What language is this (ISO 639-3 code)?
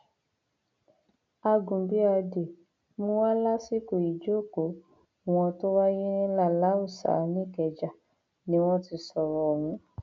yor